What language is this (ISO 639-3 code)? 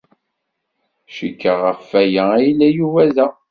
kab